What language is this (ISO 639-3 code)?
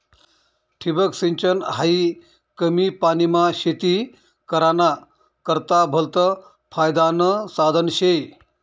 mar